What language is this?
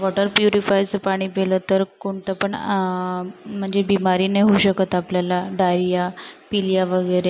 Marathi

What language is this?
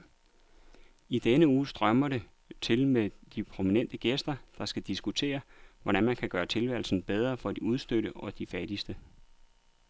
Danish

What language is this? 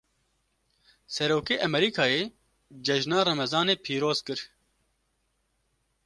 Kurdish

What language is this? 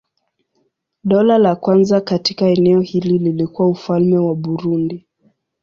Swahili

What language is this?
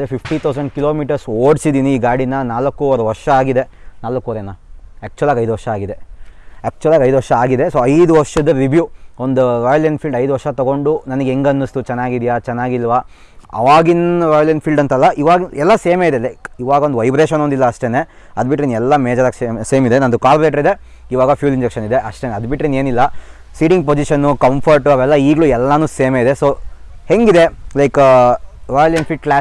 Kannada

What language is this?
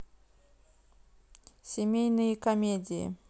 Russian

